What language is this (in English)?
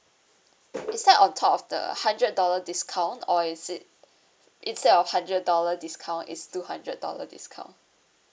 English